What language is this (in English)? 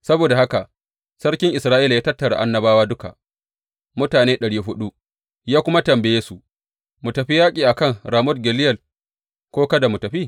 Hausa